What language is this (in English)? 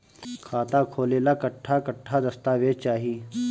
Bhojpuri